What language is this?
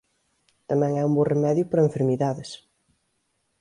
Galician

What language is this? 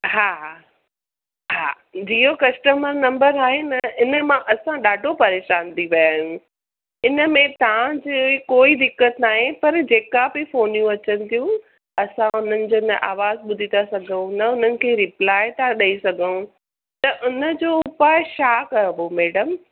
Sindhi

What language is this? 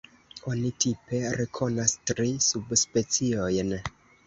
Esperanto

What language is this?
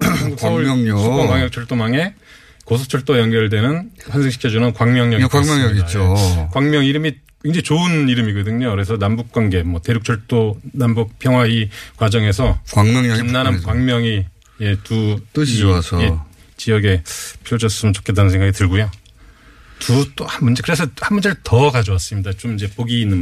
Korean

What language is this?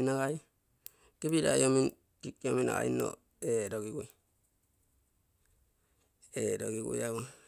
Bondei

